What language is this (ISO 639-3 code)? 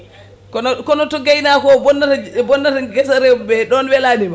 ful